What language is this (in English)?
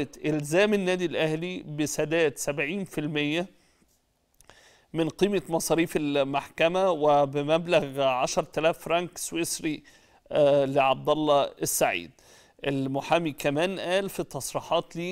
Arabic